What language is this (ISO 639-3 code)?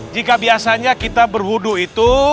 ind